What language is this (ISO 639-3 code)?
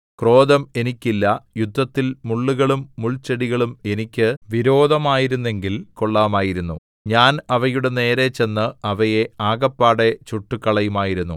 mal